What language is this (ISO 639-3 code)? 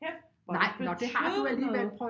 dan